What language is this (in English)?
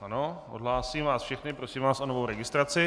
Czech